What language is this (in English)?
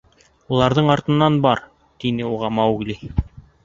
Bashkir